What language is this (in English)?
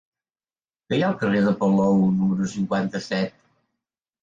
Catalan